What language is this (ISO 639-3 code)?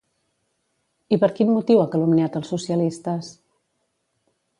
cat